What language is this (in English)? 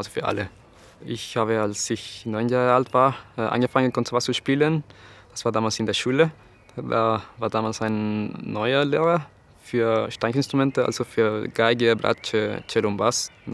German